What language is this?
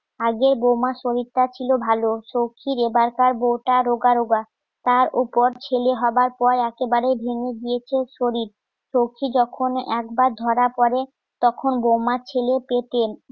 Bangla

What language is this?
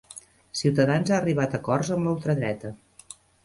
Catalan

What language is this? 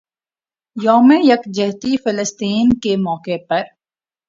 Urdu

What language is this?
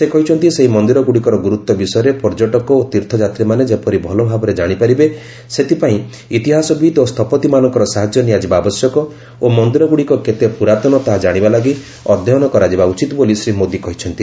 Odia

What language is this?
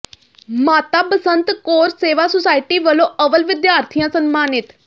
Punjabi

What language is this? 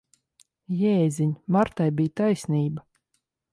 Latvian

